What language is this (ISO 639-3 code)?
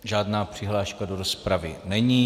ces